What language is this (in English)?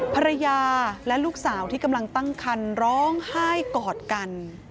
Thai